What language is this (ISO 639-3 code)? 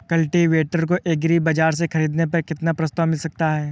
hin